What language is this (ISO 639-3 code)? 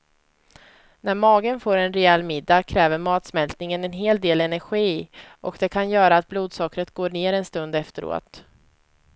swe